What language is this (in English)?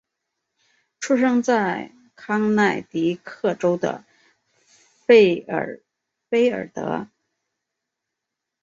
Chinese